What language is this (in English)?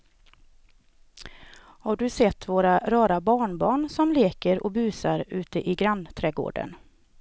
Swedish